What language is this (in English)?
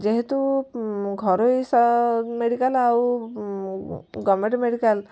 Odia